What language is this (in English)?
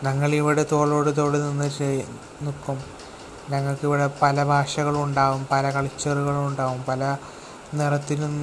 Malayalam